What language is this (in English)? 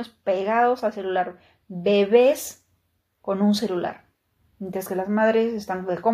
Spanish